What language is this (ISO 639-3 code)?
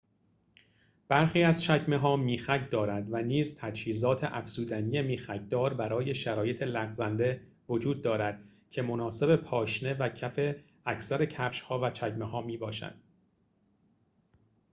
fas